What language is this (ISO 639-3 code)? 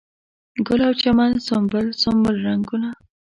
pus